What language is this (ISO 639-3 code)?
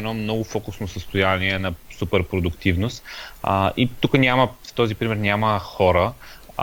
bul